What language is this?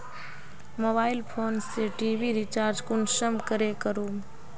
Magahi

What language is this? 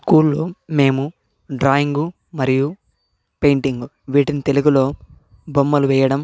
Telugu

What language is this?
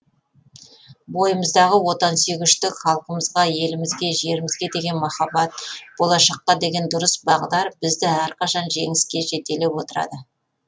Kazakh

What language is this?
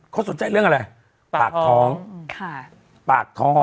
Thai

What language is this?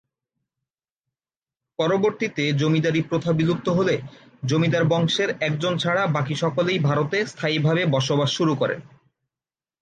Bangla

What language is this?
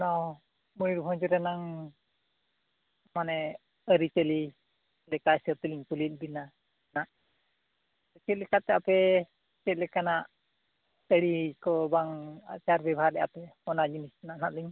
Santali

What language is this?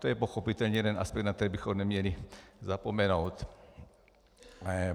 Czech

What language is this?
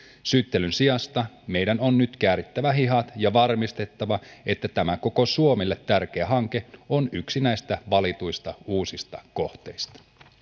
Finnish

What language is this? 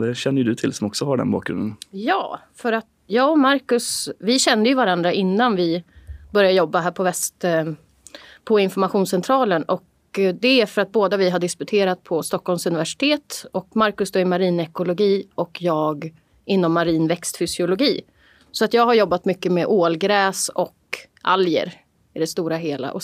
Swedish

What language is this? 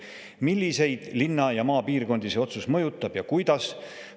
Estonian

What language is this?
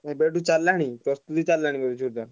Odia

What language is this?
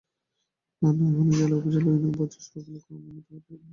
Bangla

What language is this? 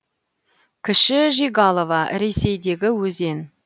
Kazakh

